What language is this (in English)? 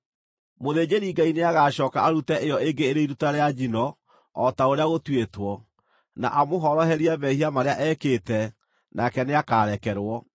Kikuyu